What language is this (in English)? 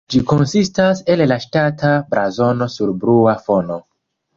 Esperanto